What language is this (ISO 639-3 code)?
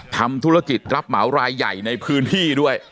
tha